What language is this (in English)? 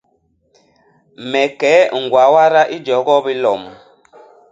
Basaa